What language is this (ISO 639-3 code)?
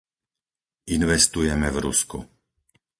slk